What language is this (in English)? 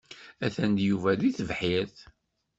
Kabyle